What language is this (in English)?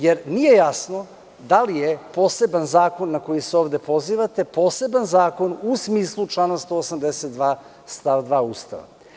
Serbian